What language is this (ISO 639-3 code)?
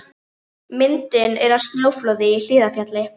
isl